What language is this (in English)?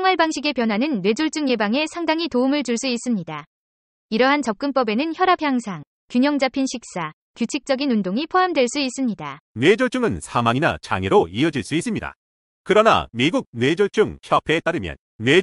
Korean